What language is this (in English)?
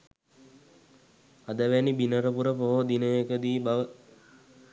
Sinhala